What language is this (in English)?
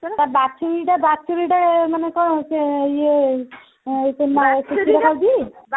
Odia